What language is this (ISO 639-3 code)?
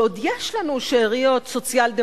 heb